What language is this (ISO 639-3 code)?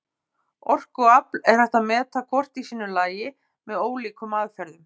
isl